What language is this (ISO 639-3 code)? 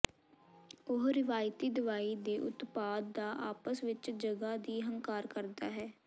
pan